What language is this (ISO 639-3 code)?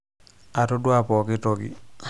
mas